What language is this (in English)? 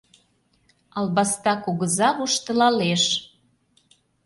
Mari